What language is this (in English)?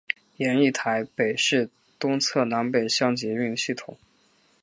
Chinese